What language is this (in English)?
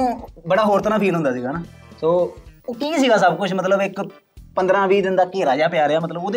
Punjabi